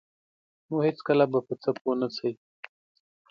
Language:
Pashto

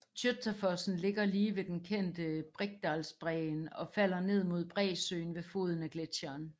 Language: Danish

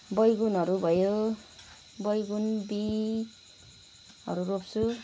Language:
Nepali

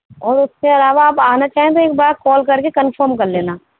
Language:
Urdu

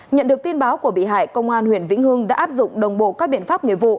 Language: Vietnamese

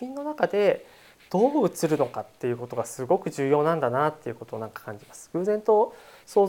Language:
Japanese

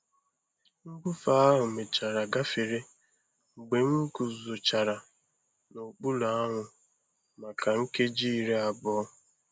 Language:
Igbo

